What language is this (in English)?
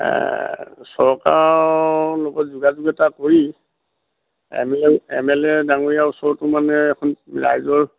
Assamese